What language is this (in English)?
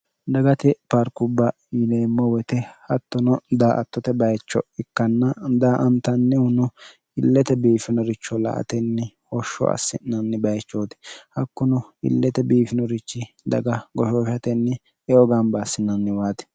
Sidamo